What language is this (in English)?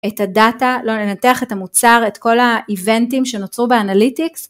Hebrew